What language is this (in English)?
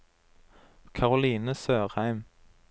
Norwegian